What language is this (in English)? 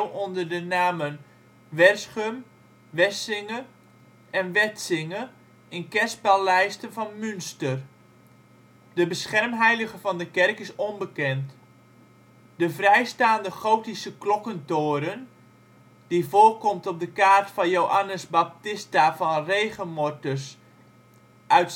Dutch